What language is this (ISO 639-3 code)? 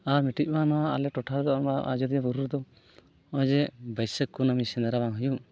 sat